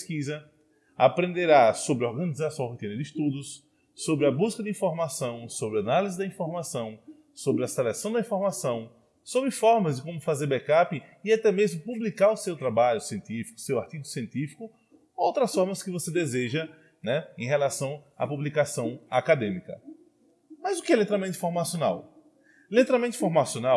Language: Portuguese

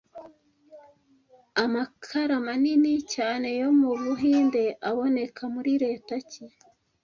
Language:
Kinyarwanda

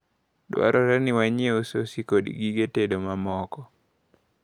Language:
Luo (Kenya and Tanzania)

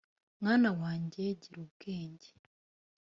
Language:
Kinyarwanda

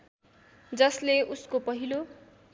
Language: Nepali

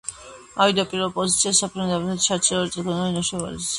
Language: Georgian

